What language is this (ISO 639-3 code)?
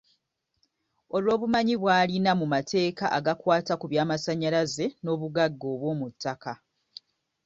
lug